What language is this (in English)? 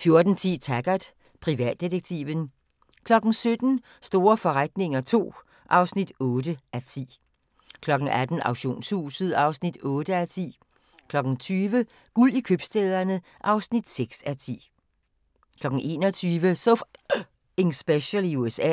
Danish